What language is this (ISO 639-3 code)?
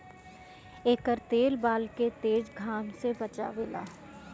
bho